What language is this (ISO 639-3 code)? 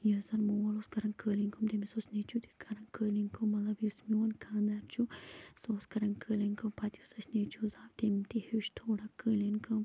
kas